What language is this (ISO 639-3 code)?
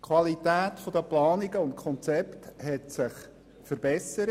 gsw